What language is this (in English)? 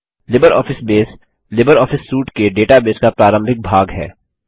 Hindi